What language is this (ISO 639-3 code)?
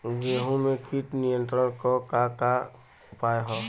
bho